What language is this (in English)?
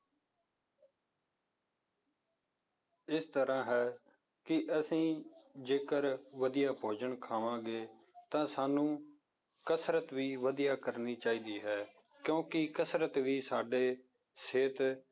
Punjabi